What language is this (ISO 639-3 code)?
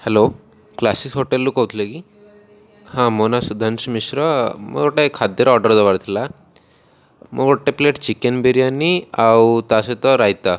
ori